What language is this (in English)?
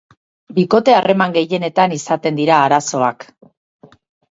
Basque